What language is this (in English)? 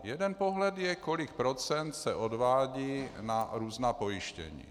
Czech